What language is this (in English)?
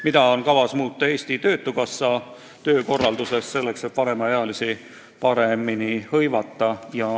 Estonian